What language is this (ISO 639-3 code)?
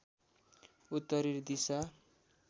nep